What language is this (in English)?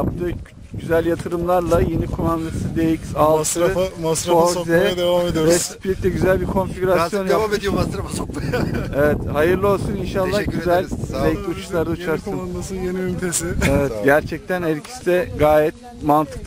Turkish